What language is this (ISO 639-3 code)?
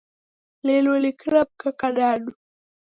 dav